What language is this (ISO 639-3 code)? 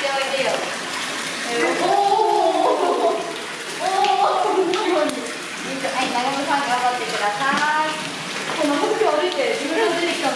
jpn